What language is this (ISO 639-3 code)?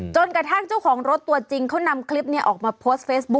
tha